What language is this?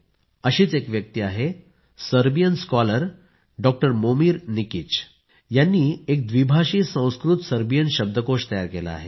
Marathi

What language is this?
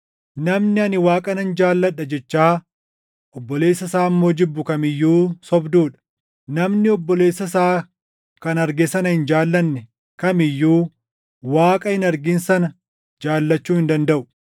Oromo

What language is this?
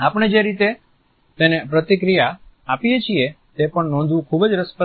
Gujarati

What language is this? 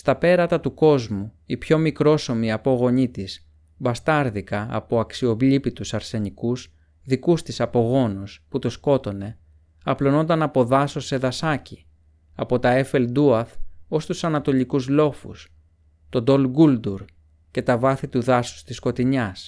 Greek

